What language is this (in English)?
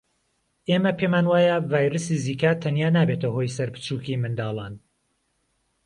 Central Kurdish